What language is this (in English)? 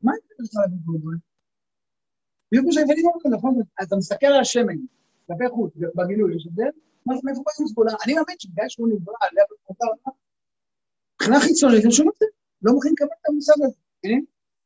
Hebrew